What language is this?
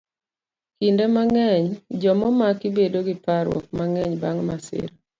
Luo (Kenya and Tanzania)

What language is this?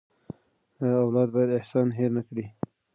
Pashto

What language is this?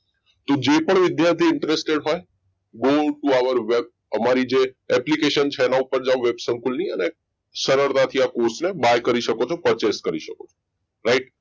Gujarati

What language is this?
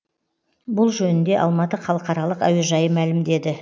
Kazakh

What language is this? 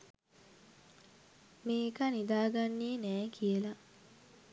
Sinhala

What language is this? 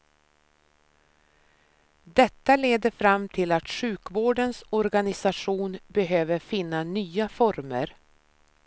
Swedish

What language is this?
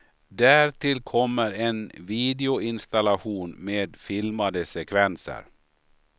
Swedish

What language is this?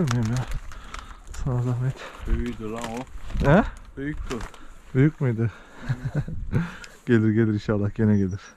Turkish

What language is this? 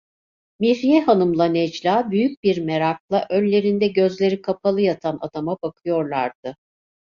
Turkish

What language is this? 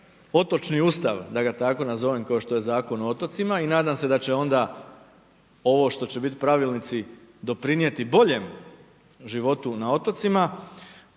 Croatian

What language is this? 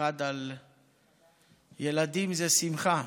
Hebrew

